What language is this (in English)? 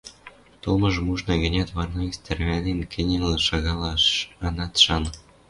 Western Mari